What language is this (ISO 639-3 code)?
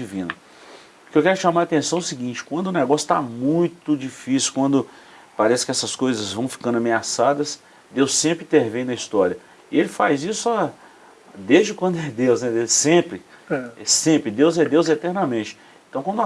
por